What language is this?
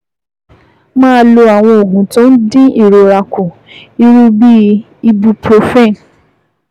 Yoruba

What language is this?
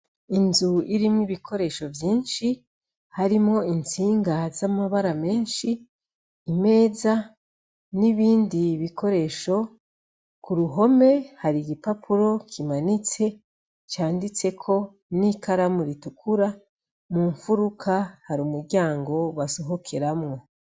Rundi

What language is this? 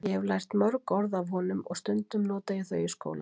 Icelandic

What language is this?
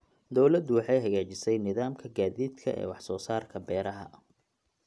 Somali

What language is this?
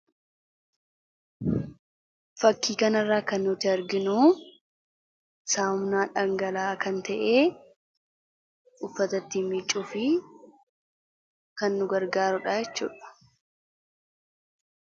Oromo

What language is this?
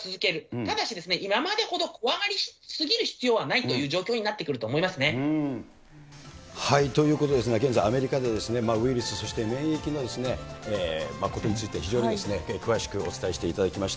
Japanese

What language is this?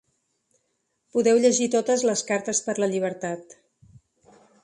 Catalan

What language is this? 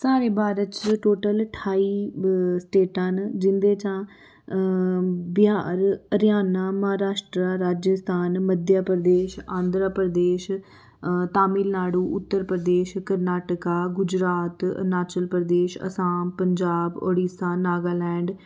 Dogri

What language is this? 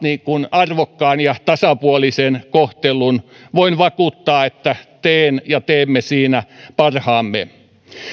Finnish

